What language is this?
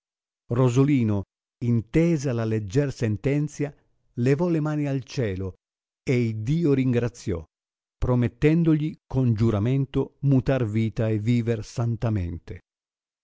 Italian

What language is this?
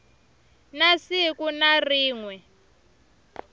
Tsonga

